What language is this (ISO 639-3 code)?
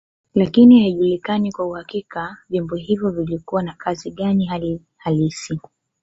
swa